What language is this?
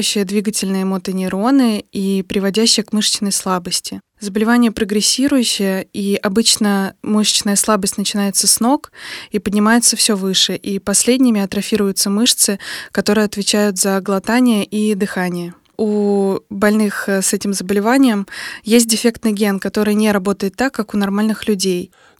Russian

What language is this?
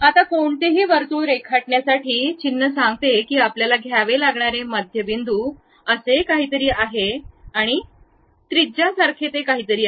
Marathi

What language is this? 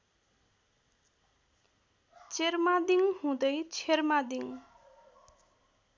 Nepali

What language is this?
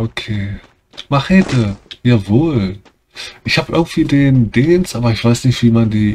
German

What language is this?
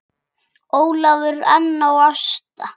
Icelandic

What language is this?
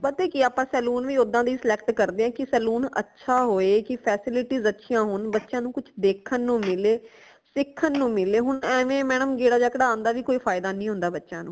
Punjabi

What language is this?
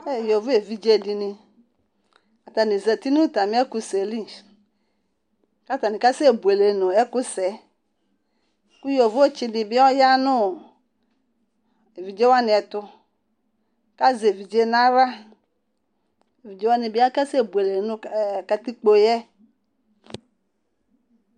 Ikposo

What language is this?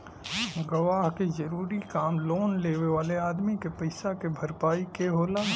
Bhojpuri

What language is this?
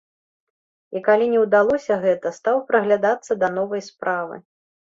Belarusian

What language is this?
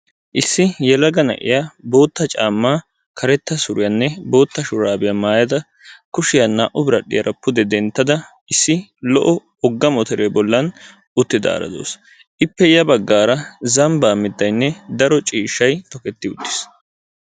Wolaytta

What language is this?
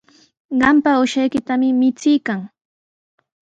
Sihuas Ancash Quechua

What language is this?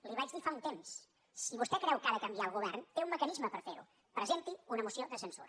Catalan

